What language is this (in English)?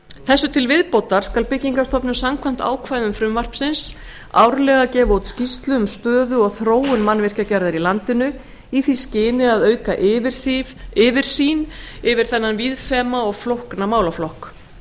Icelandic